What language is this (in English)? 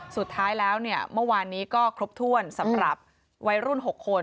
Thai